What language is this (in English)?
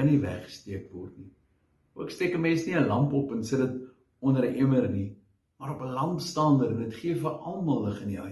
Dutch